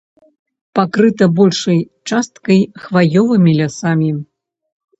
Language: Belarusian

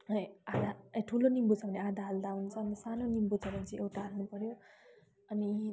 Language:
Nepali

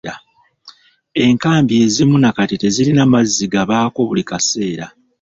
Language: Ganda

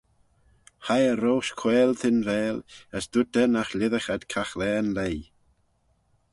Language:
Manx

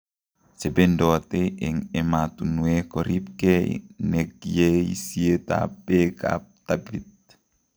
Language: Kalenjin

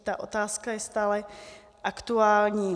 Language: Czech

